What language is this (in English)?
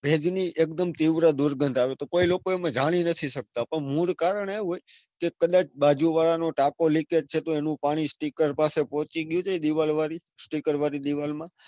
Gujarati